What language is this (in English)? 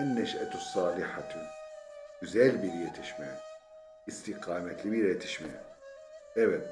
Turkish